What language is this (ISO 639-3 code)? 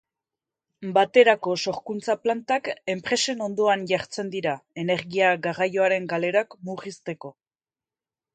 eus